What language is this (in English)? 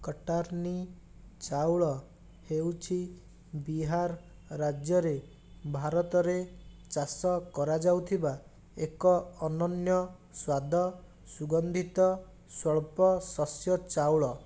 Odia